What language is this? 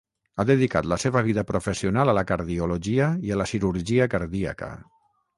Catalan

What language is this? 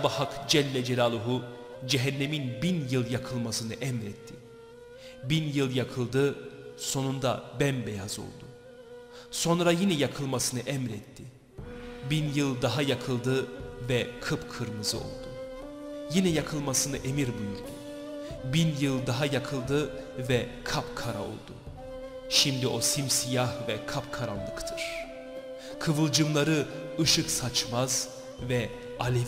Turkish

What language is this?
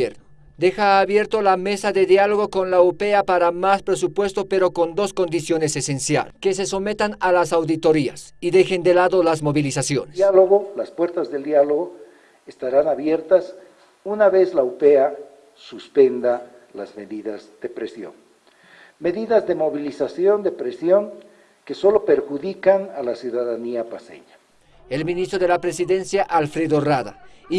Spanish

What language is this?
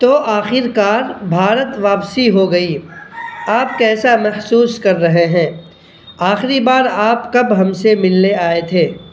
Urdu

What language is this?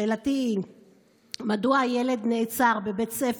Hebrew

